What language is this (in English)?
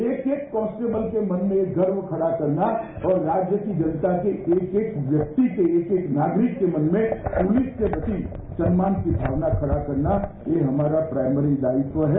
Hindi